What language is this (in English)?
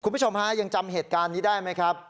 Thai